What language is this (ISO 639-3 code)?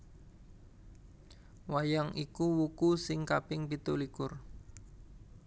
jav